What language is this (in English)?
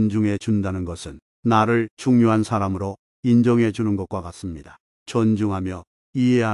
Korean